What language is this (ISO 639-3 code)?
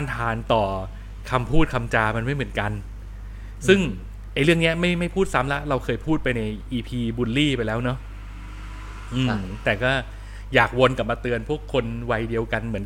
tha